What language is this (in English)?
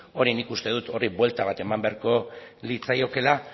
Basque